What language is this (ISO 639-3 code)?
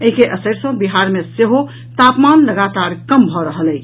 mai